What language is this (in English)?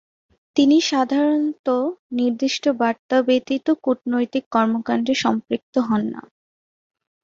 Bangla